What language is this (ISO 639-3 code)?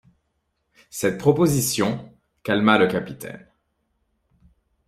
fra